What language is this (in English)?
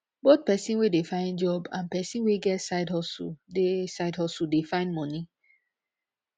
Nigerian Pidgin